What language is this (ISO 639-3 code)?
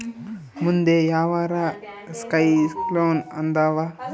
kan